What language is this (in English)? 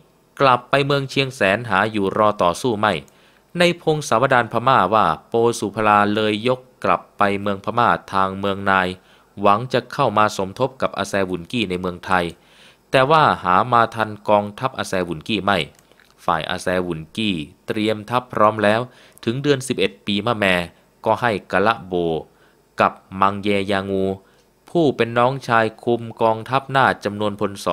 Thai